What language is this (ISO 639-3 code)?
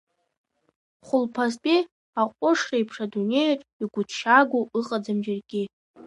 abk